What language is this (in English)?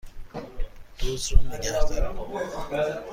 Persian